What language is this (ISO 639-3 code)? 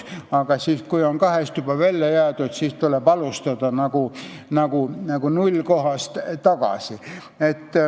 est